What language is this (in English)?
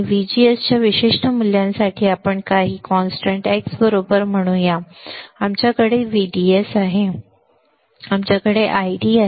Marathi